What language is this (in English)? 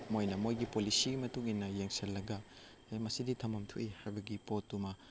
Manipuri